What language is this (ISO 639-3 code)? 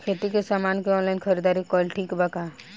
bho